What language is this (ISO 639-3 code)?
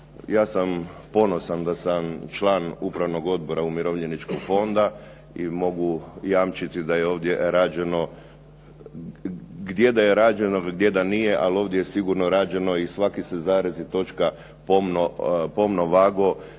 hrv